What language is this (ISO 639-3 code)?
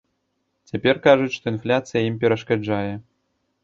bel